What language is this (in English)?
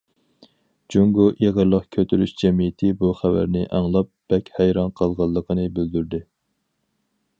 Uyghur